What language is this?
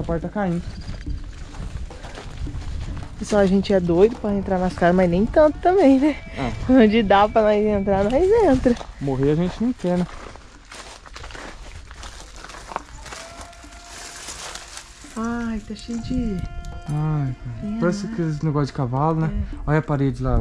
Portuguese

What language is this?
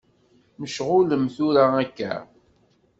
Kabyle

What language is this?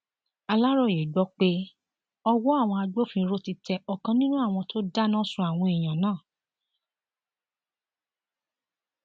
Yoruba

